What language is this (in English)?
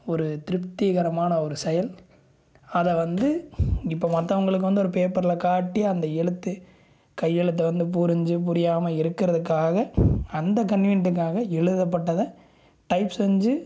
Tamil